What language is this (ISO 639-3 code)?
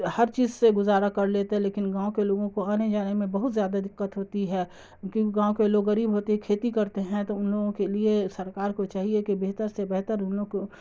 urd